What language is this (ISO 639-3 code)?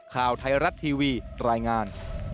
tha